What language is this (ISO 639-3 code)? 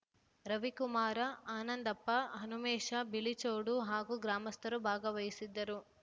kan